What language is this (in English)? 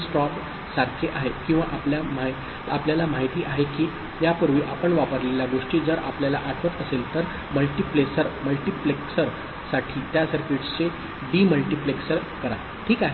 Marathi